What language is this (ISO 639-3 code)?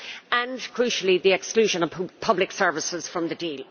eng